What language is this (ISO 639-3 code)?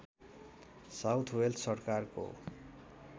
nep